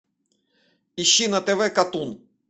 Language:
Russian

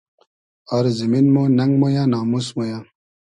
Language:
Hazaragi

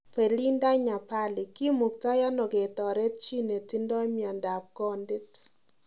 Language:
Kalenjin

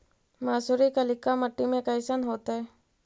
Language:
Magahi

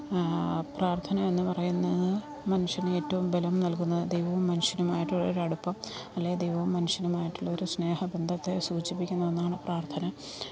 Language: Malayalam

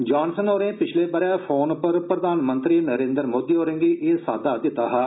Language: Dogri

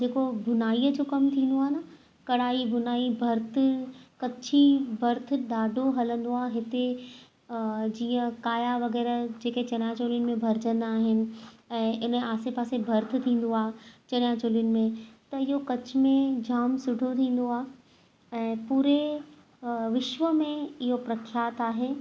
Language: Sindhi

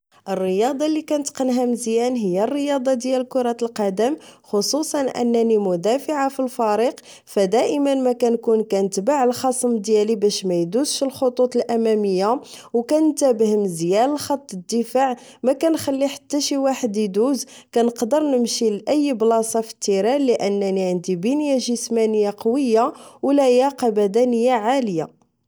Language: Moroccan Arabic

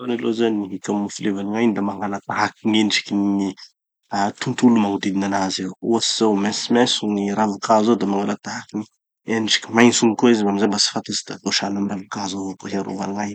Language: Tanosy Malagasy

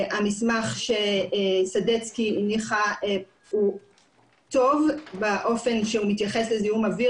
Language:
Hebrew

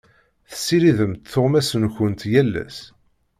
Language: Kabyle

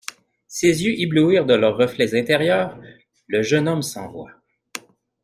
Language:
French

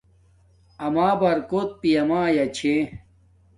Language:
Domaaki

